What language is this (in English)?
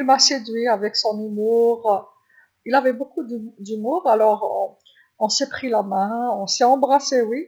Algerian Arabic